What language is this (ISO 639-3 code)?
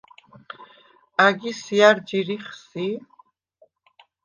sva